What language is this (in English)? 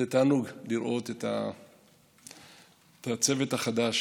Hebrew